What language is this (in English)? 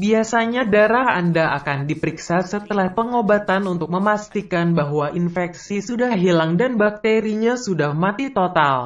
Indonesian